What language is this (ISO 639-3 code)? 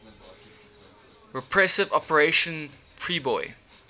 eng